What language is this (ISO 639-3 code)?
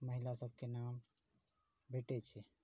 mai